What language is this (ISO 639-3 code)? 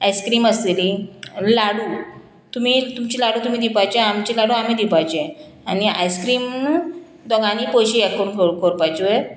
kok